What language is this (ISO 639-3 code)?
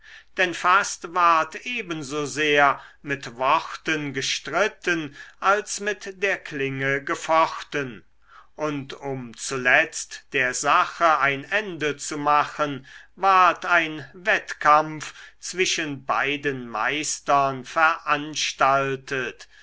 deu